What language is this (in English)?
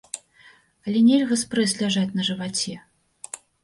Belarusian